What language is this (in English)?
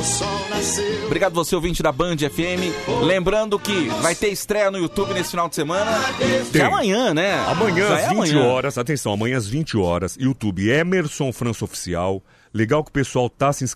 Portuguese